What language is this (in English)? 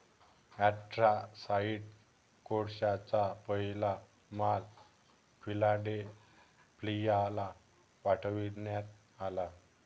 Marathi